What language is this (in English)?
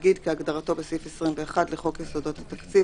Hebrew